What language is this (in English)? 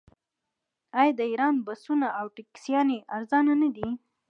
Pashto